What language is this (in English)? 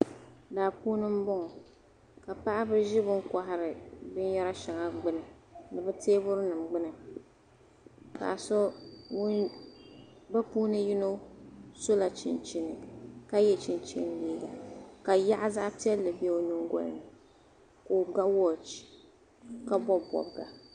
Dagbani